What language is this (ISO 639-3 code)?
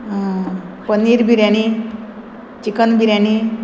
kok